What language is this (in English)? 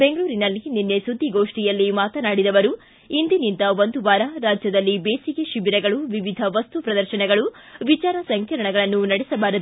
Kannada